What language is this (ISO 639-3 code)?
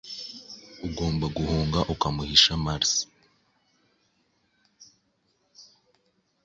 kin